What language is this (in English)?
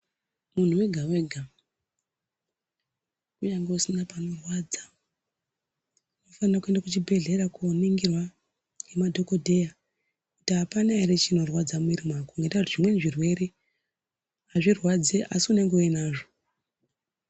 Ndau